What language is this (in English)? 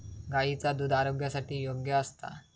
Marathi